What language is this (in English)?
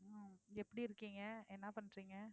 Tamil